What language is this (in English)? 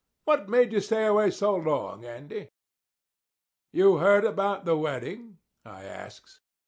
English